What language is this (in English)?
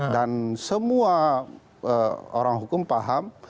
Indonesian